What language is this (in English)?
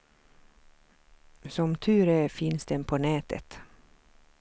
Swedish